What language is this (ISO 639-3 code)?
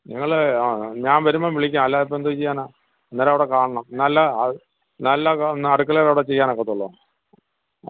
mal